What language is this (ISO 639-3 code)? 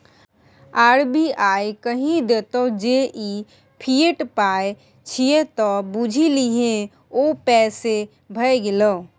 mai